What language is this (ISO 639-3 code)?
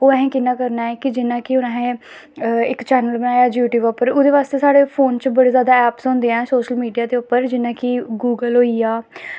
doi